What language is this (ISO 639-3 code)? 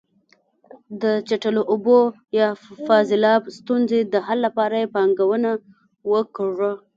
pus